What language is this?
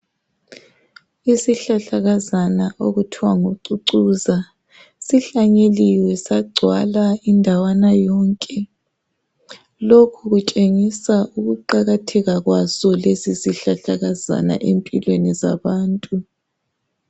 North Ndebele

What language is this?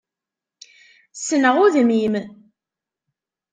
Kabyle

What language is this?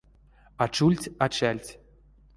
Erzya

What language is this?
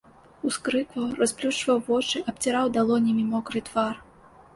Belarusian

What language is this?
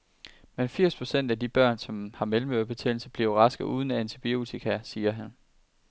Danish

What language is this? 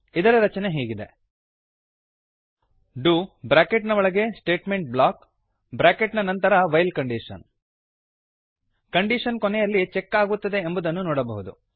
Kannada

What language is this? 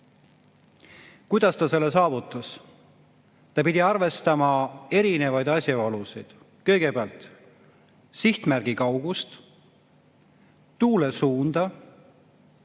Estonian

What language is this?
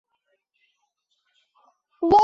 Chinese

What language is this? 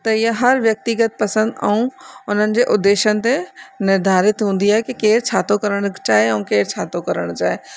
Sindhi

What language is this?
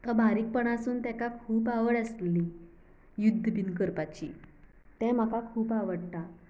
Konkani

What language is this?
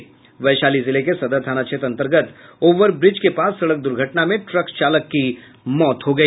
Hindi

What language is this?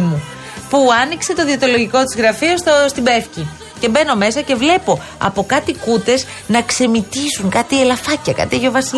Greek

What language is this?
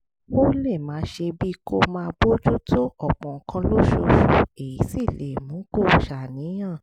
Yoruba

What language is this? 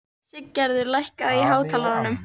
Icelandic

